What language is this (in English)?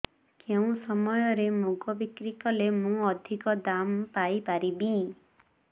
Odia